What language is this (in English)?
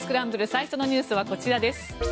Japanese